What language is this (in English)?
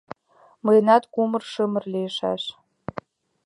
Mari